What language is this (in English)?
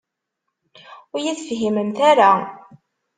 Kabyle